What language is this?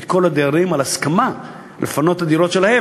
Hebrew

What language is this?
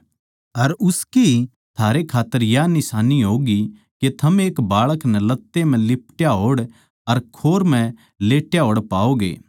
Haryanvi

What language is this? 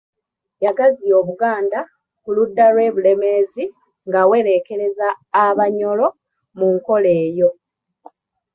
Ganda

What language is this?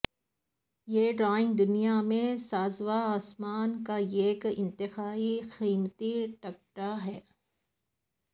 Urdu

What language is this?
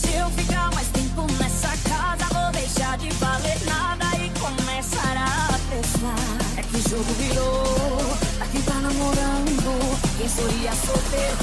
Romanian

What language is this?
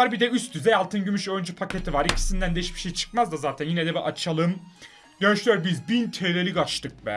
Turkish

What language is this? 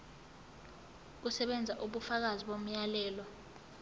Zulu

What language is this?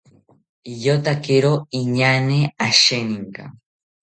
South Ucayali Ashéninka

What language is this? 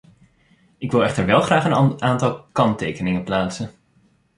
Dutch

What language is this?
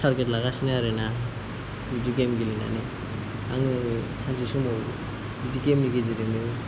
Bodo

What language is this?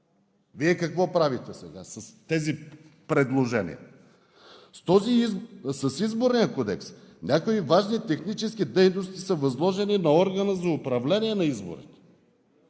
Bulgarian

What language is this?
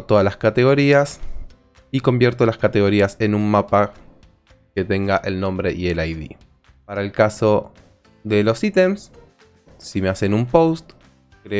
Spanish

